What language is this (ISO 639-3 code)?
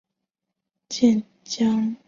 zho